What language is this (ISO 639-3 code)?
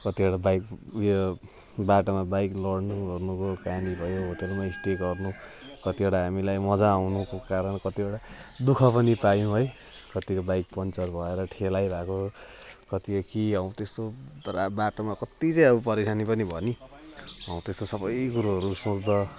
nep